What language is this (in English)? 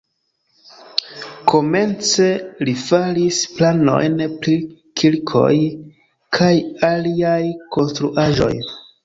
Esperanto